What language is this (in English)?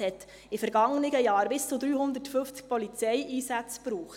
Swiss German